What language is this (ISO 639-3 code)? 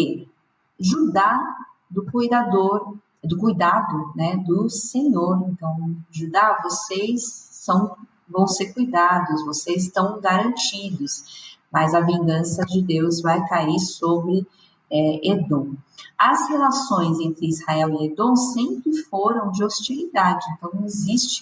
por